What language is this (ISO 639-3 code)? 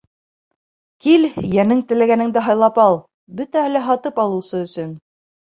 bak